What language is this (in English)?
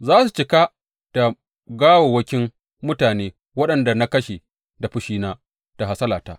Hausa